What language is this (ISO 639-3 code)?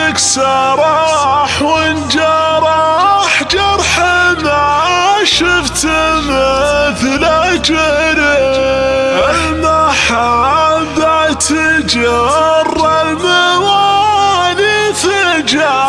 ara